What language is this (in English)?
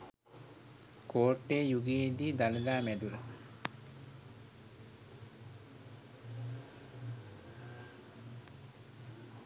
Sinhala